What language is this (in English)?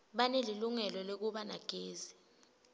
Swati